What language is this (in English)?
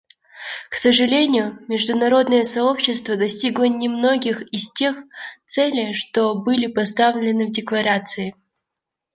Russian